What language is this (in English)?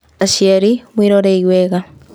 Kikuyu